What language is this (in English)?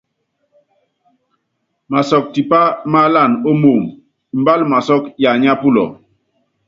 Yangben